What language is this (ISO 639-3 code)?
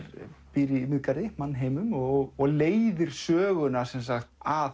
isl